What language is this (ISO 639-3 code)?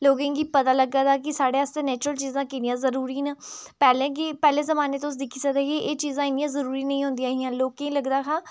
doi